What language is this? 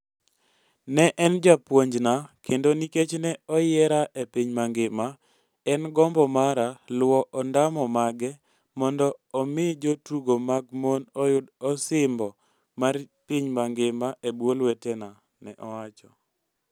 Luo (Kenya and Tanzania)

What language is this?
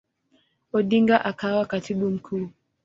Swahili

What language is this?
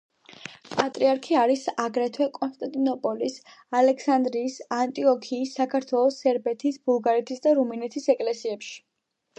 Georgian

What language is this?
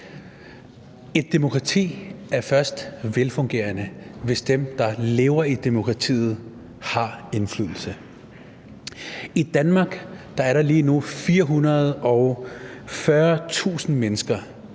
Danish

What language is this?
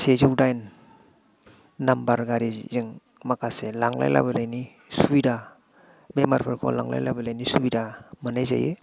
Bodo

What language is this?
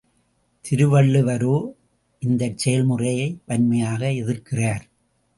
Tamil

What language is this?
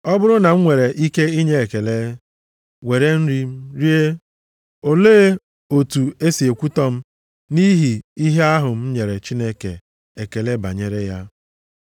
Igbo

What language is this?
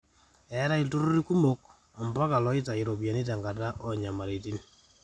Masai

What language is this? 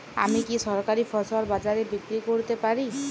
Bangla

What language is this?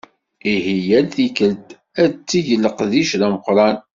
Kabyle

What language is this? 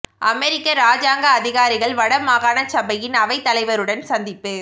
Tamil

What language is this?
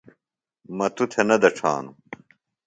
Phalura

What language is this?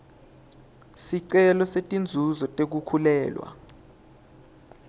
Swati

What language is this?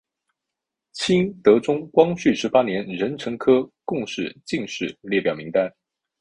Chinese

